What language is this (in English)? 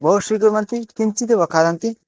Sanskrit